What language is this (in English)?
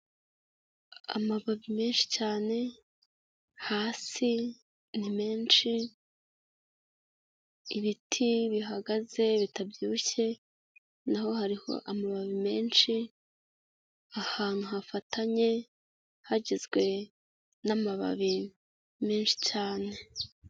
Kinyarwanda